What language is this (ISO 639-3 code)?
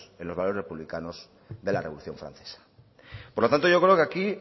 spa